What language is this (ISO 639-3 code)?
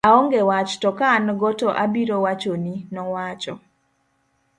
luo